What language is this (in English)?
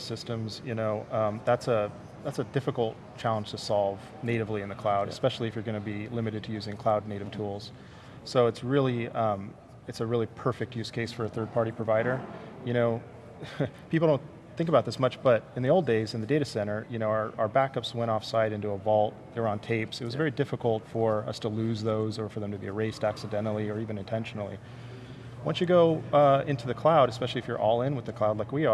English